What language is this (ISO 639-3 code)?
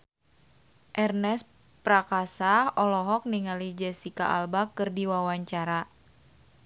sun